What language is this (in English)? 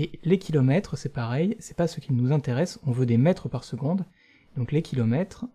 French